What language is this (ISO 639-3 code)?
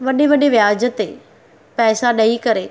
snd